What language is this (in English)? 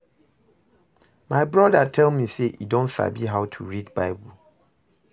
Nigerian Pidgin